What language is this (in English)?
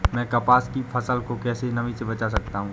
Hindi